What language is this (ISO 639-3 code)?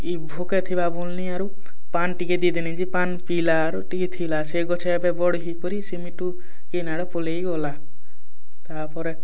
ori